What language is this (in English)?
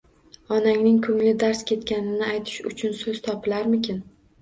Uzbek